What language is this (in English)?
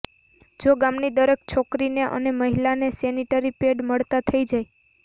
Gujarati